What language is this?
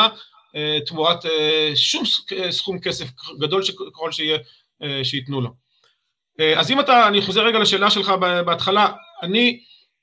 Hebrew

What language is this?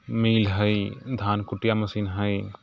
Maithili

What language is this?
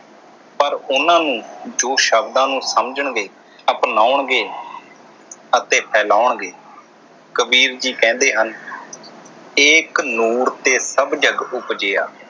Punjabi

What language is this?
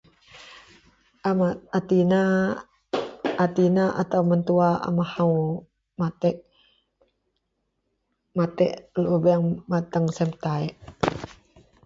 Central Melanau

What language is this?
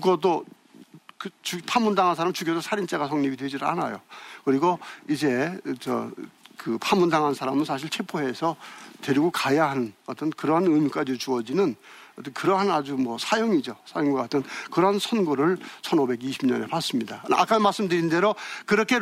Korean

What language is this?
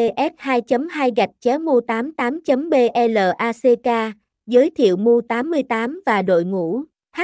Vietnamese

